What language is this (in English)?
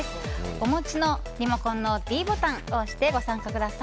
Japanese